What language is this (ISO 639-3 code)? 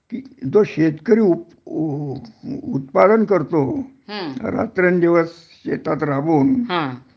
mar